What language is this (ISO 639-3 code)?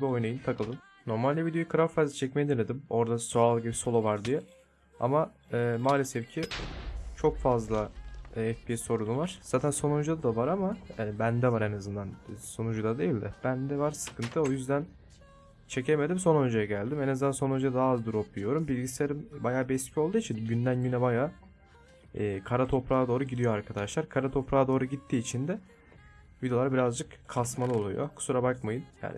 tur